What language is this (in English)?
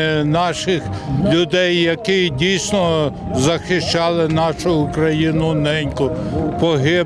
Ukrainian